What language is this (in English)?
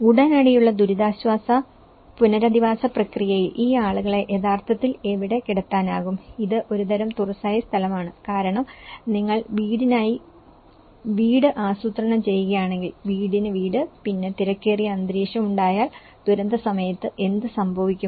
Malayalam